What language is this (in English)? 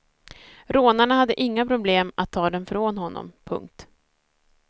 Swedish